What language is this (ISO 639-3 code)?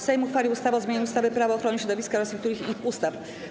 pol